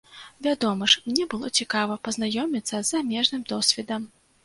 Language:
Belarusian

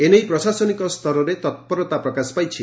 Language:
Odia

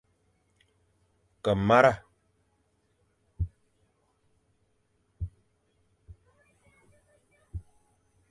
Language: Fang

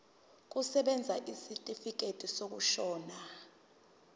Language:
Zulu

